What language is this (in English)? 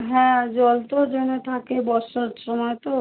Bangla